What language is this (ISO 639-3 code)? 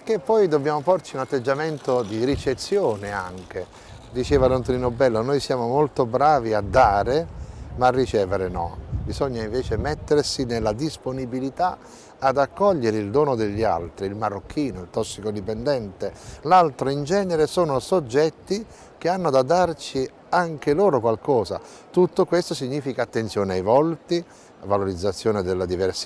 ita